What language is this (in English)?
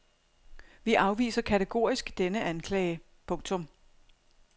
Danish